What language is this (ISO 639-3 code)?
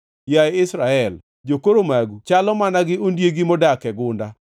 luo